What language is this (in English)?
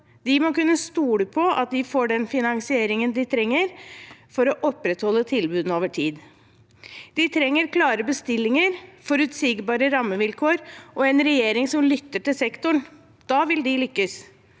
Norwegian